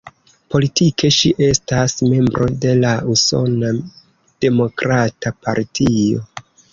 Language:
Esperanto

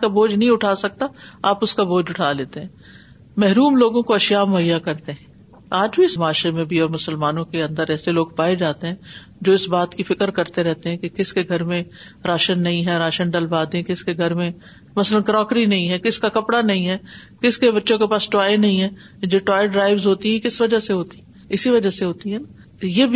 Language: Urdu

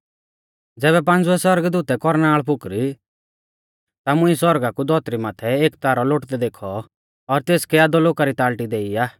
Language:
Mahasu Pahari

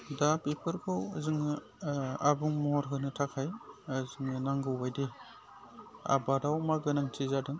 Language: Bodo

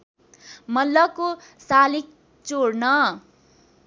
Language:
Nepali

